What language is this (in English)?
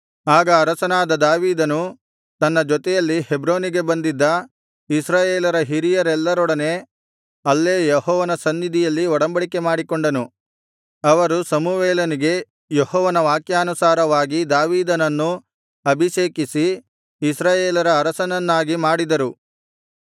Kannada